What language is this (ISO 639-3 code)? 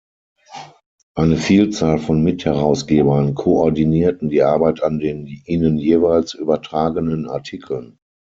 deu